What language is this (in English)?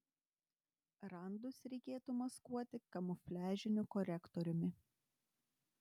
Lithuanian